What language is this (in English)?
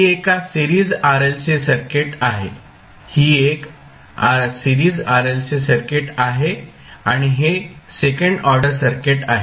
Marathi